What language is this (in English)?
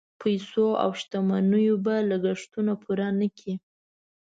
Pashto